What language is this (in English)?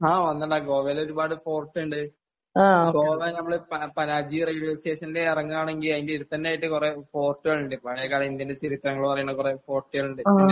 Malayalam